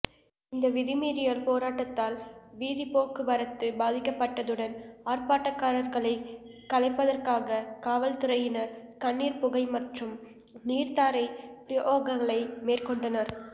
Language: Tamil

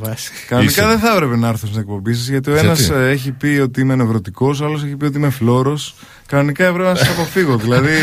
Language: Greek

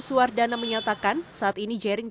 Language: Indonesian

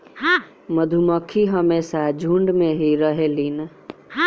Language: Bhojpuri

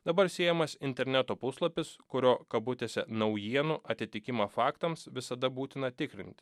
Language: Lithuanian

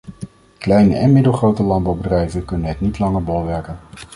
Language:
Dutch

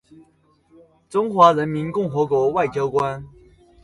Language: Chinese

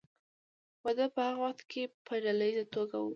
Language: Pashto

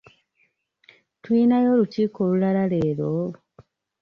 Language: Ganda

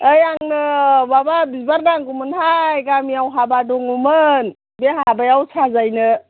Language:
Bodo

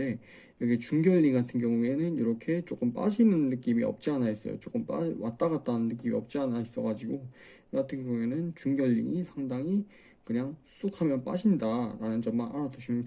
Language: Korean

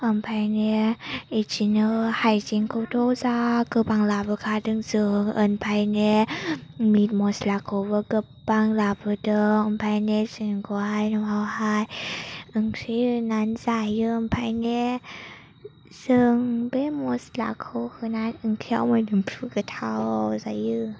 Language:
Bodo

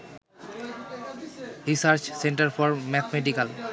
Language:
Bangla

